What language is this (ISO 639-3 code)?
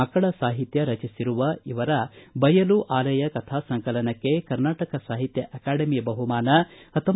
kan